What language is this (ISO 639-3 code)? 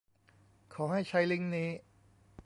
tha